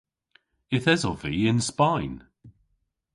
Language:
Cornish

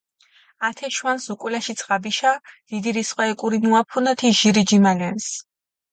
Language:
Mingrelian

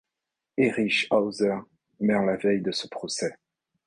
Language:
French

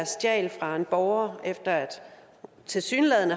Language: Danish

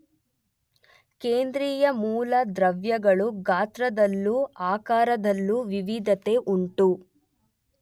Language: Kannada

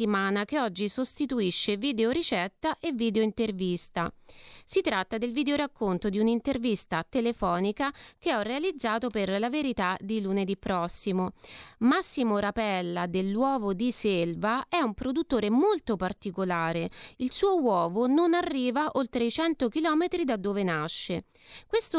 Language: Italian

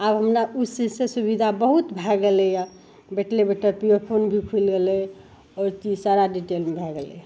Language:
Maithili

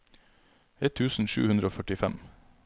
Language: Norwegian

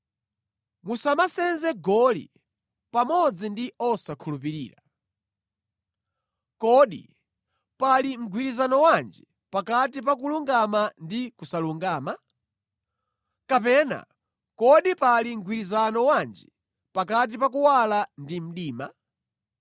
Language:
Nyanja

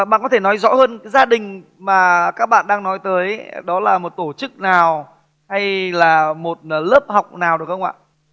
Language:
Vietnamese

